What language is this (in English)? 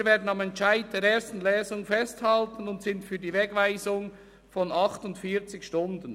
Swiss German